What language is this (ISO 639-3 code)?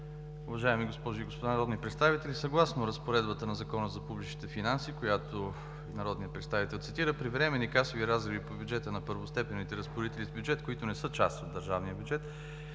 bul